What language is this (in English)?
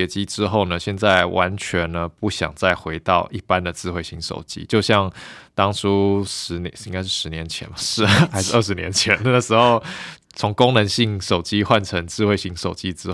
Chinese